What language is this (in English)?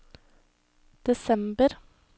Norwegian